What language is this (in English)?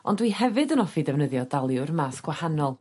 Welsh